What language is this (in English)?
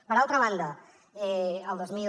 Catalan